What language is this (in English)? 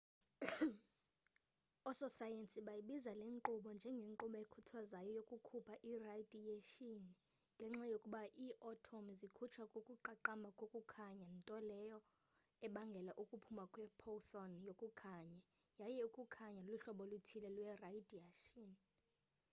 Xhosa